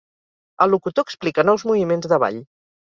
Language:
Catalan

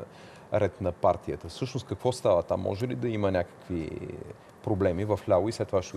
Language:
Bulgarian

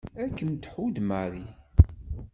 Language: Kabyle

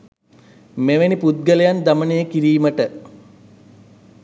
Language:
Sinhala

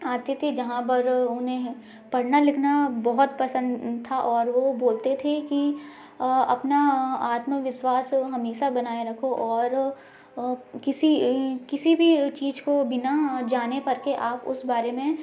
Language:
Hindi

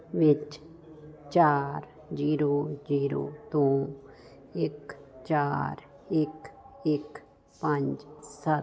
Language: Punjabi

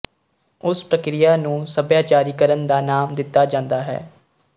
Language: Punjabi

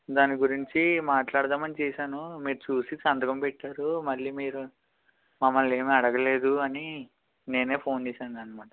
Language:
Telugu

